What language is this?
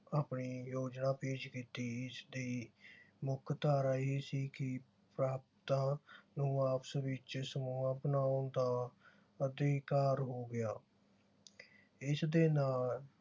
Punjabi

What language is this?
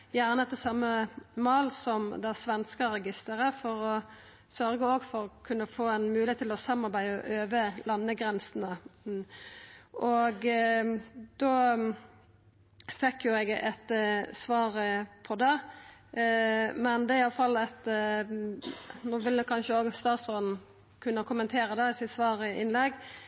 Norwegian Nynorsk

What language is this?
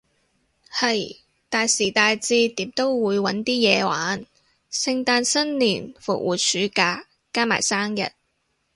Cantonese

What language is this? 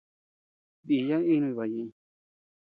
Tepeuxila Cuicatec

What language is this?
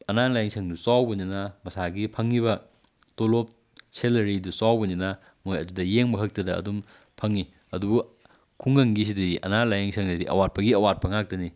Manipuri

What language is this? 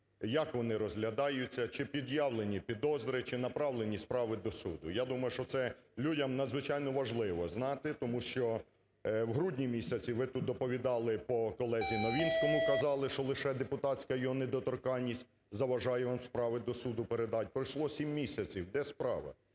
Ukrainian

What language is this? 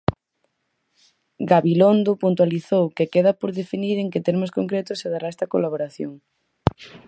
Galician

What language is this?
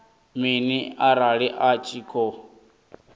Venda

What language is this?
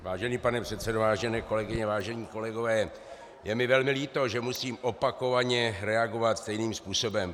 Czech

